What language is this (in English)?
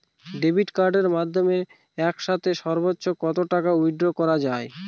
Bangla